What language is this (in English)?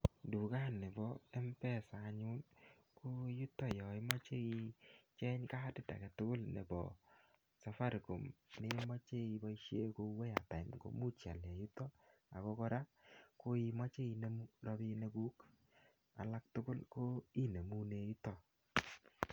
Kalenjin